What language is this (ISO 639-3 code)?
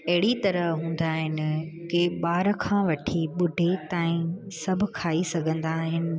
snd